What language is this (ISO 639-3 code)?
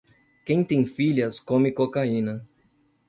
por